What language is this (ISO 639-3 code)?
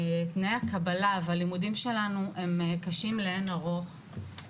heb